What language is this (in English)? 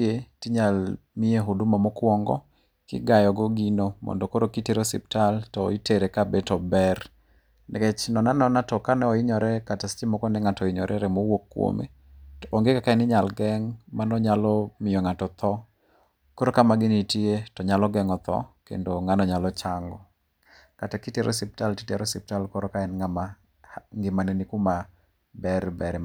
Luo (Kenya and Tanzania)